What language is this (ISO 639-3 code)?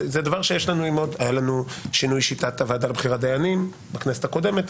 heb